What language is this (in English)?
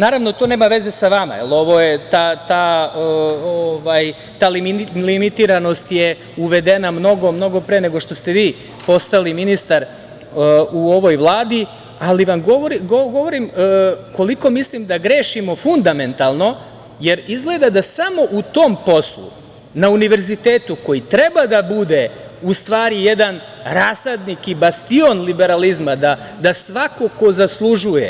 Serbian